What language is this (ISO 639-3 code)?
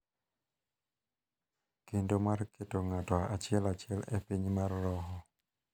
luo